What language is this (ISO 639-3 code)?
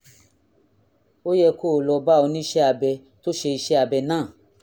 yor